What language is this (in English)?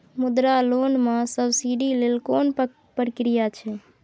Maithili